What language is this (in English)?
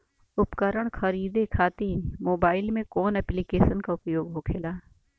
Bhojpuri